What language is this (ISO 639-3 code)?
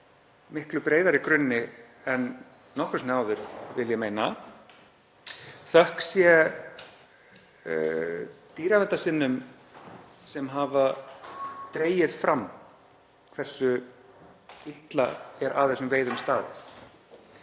isl